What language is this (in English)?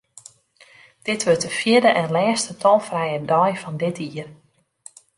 Western Frisian